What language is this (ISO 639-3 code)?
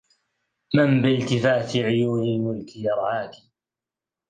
ara